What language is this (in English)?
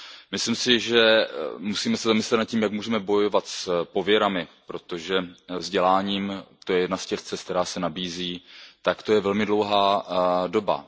Czech